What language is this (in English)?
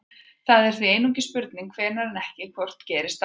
Icelandic